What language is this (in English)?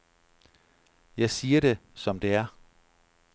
Danish